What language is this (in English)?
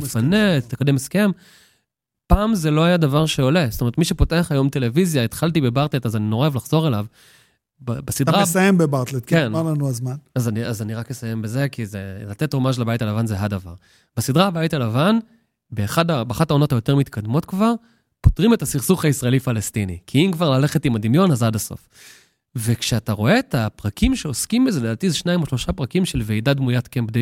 Hebrew